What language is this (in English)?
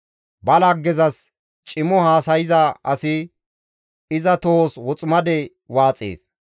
Gamo